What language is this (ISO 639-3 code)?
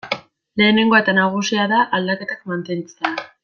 eus